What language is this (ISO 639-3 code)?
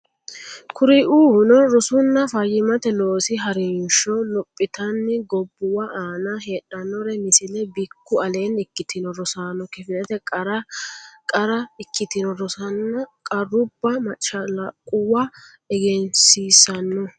sid